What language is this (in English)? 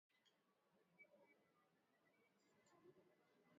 Swahili